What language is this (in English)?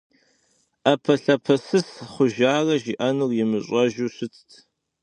Kabardian